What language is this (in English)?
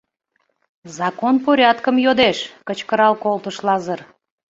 Mari